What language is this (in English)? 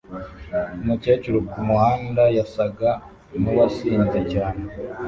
Kinyarwanda